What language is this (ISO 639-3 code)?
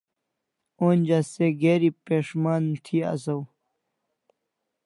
kls